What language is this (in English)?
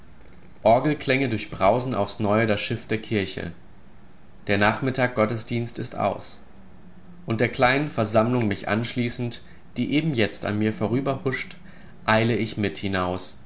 German